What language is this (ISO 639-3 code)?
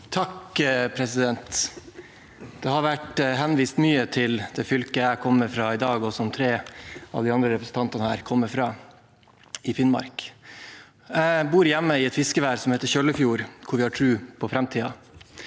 nor